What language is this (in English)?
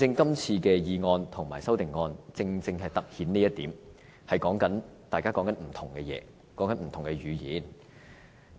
Cantonese